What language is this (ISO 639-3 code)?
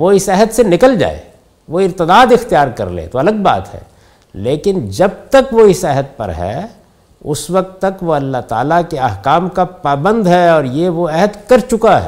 urd